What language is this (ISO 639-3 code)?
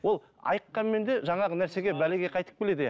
kaz